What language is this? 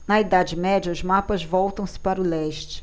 Portuguese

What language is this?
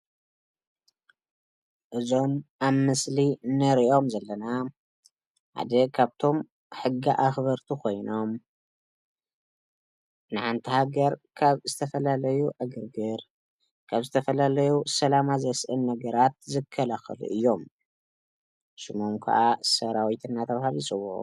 Tigrinya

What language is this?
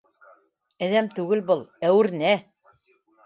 Bashkir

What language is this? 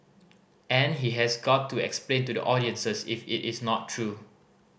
English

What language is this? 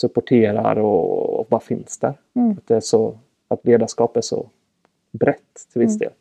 Swedish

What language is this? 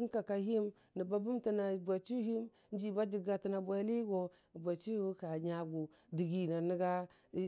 Dijim-Bwilim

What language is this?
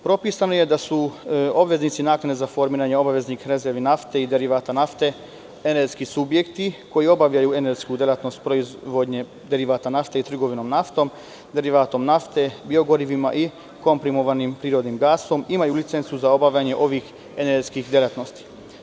Serbian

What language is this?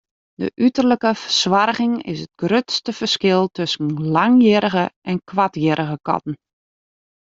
Western Frisian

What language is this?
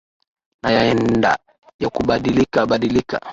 Swahili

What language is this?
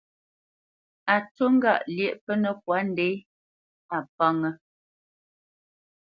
Bamenyam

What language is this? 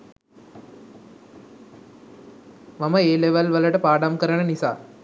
Sinhala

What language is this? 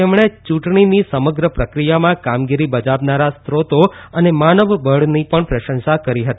Gujarati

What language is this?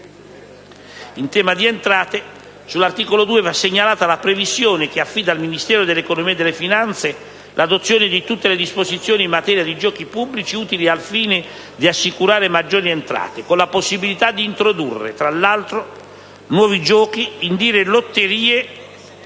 Italian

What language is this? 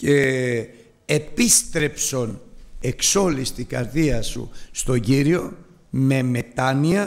Greek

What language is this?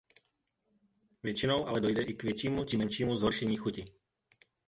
Czech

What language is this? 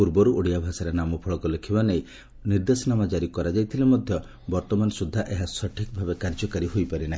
Odia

